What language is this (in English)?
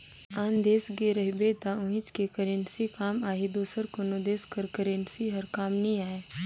Chhattisgarhi